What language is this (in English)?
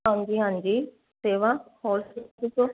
Punjabi